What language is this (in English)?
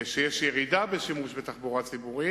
Hebrew